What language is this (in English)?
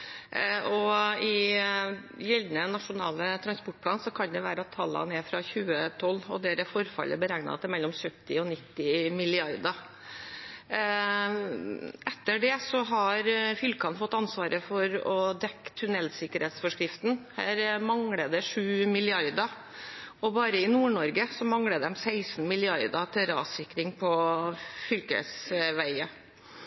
Norwegian Bokmål